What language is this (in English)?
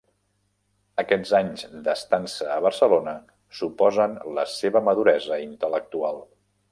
Catalan